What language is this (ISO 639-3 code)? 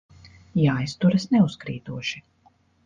lav